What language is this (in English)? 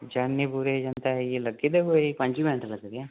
Dogri